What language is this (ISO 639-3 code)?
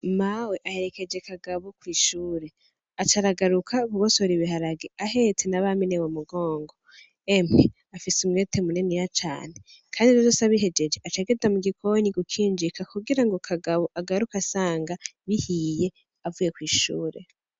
run